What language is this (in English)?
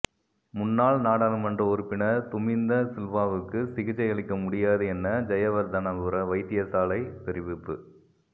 Tamil